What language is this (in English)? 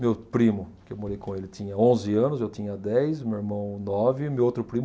Portuguese